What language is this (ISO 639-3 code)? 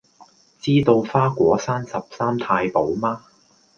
yue